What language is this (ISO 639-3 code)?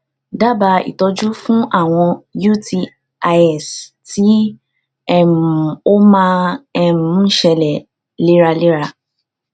yor